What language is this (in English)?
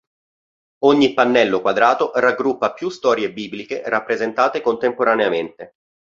Italian